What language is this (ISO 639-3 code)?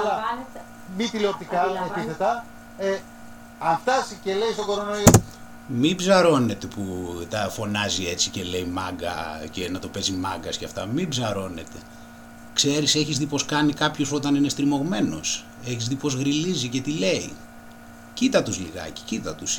ell